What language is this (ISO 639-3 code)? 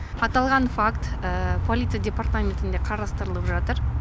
kaz